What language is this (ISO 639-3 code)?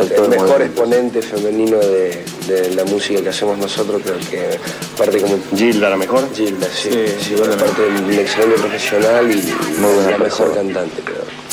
spa